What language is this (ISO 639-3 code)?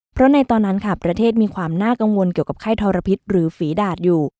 tha